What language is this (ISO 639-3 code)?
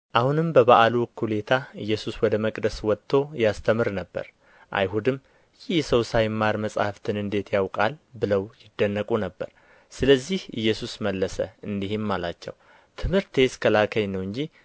amh